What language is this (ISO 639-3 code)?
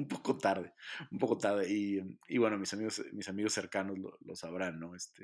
spa